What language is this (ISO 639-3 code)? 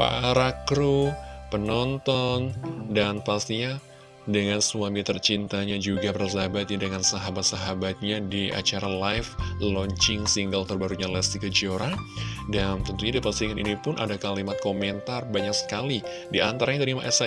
ind